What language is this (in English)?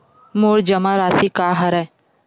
Chhattisgarhi